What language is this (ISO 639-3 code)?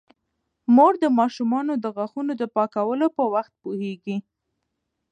pus